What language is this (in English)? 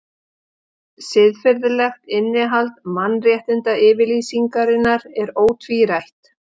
Icelandic